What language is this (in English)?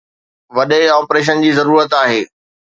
Sindhi